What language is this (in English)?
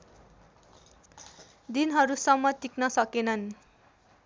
Nepali